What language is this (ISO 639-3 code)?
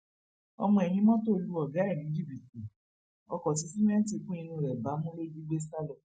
yor